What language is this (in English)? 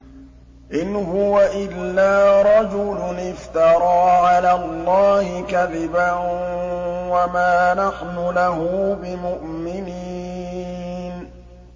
Arabic